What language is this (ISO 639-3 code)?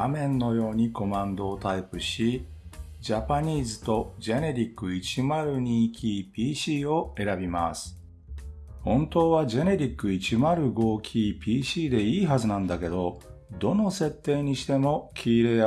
jpn